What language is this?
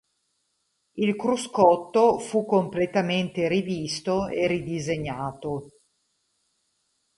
Italian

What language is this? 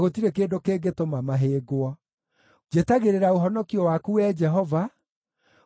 Kikuyu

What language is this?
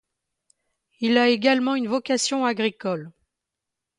French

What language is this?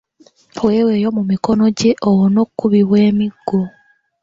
Ganda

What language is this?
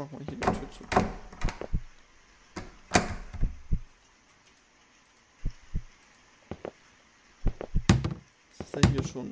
German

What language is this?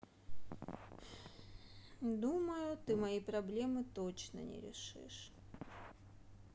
Russian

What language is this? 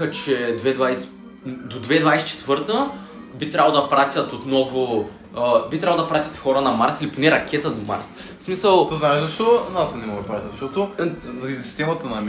Bulgarian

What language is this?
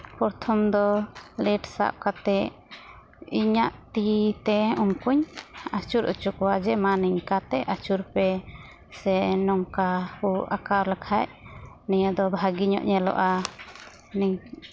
Santali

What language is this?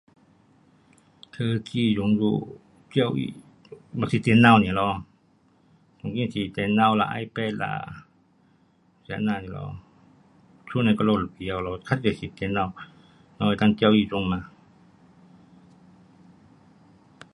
Pu-Xian Chinese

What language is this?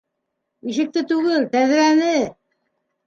Bashkir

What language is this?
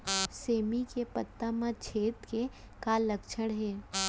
Chhattisgarhi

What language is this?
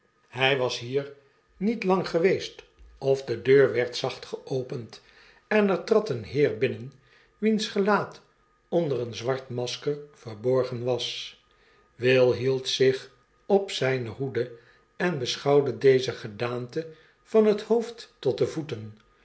Dutch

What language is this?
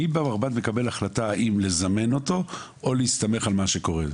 Hebrew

